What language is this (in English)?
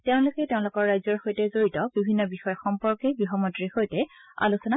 Assamese